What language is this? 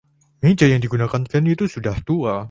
Indonesian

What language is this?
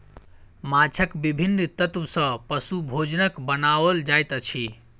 Maithili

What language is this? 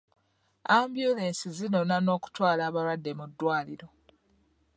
Ganda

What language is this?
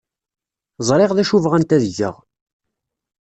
Kabyle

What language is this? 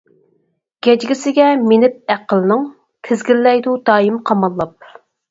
Uyghur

